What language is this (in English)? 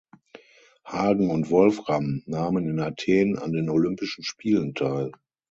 German